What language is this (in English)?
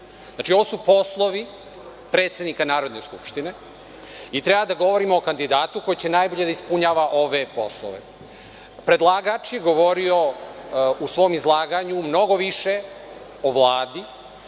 Serbian